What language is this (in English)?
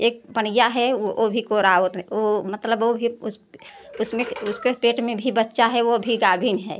Hindi